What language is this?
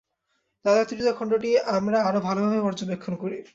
Bangla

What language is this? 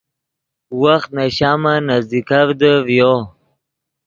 Yidgha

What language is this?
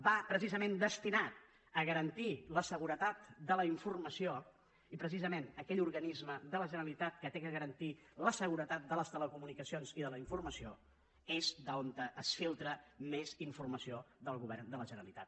Catalan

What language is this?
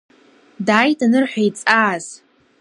Abkhazian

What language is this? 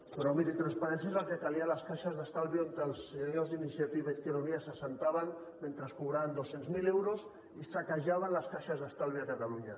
Catalan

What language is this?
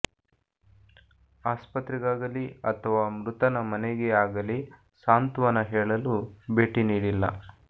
Kannada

